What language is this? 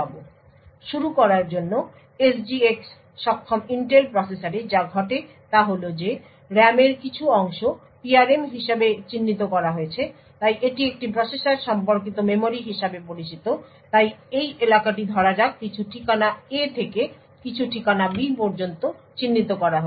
Bangla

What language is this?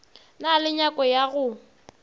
Northern Sotho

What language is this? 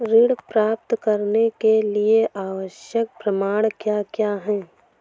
Hindi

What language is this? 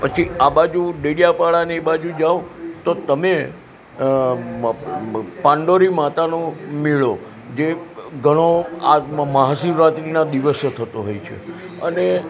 Gujarati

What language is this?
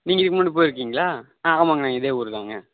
Tamil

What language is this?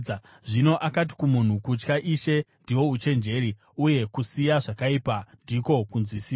Shona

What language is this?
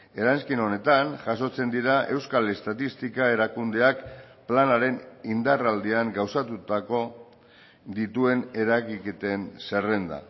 Basque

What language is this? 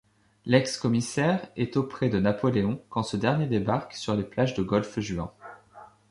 French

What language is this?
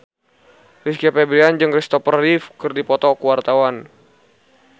Sundanese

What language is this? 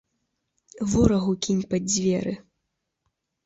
Belarusian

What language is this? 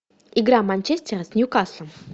Russian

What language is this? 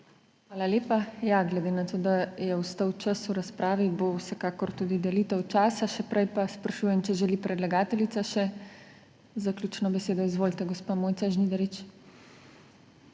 Slovenian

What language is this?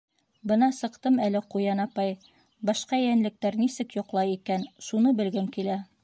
Bashkir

